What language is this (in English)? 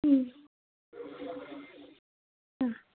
Kannada